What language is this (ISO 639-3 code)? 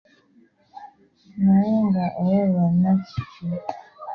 lug